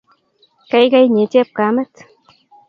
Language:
Kalenjin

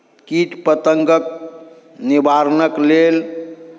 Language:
Maithili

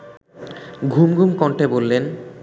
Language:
Bangla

